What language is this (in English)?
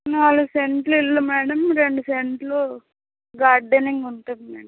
Telugu